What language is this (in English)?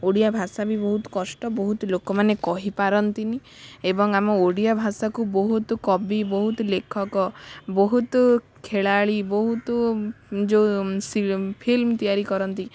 Odia